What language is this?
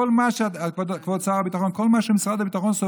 Hebrew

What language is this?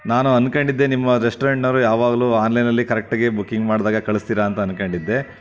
Kannada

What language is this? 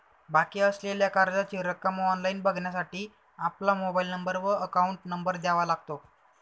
Marathi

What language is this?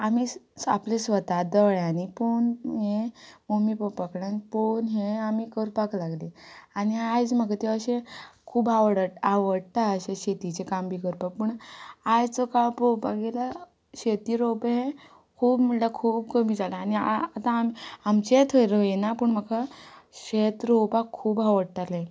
Konkani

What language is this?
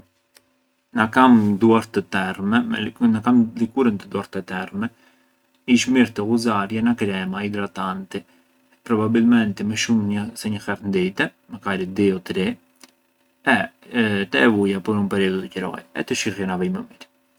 Arbëreshë Albanian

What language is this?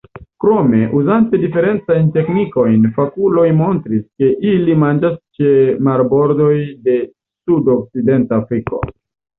Esperanto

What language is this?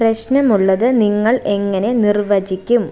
Malayalam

